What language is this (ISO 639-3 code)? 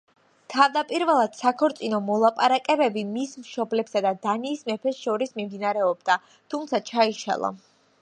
kat